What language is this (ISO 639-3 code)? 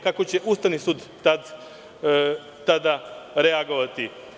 srp